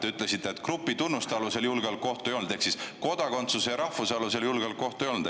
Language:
Estonian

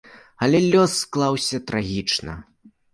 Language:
Belarusian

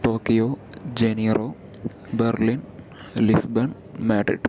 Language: Malayalam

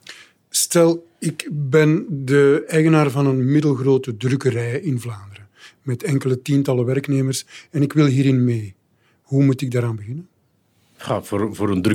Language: Dutch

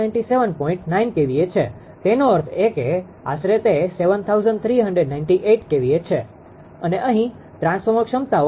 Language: Gujarati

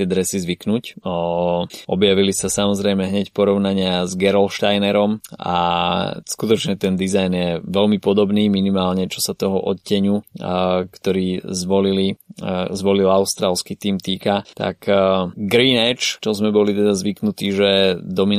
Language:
Slovak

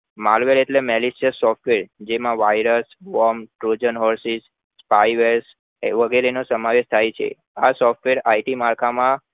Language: Gujarati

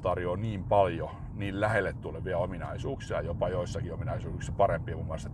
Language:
Finnish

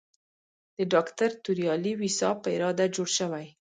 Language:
Pashto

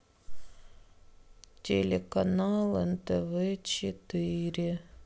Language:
Russian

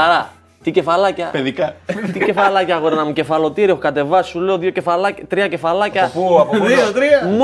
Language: Greek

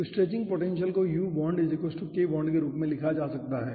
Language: Hindi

